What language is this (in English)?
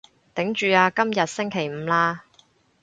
Cantonese